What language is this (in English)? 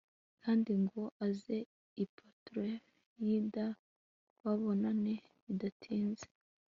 Kinyarwanda